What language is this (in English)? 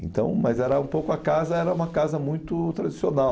Portuguese